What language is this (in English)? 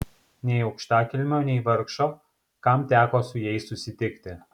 Lithuanian